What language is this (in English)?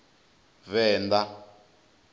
Venda